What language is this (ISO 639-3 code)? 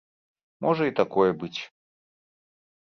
bel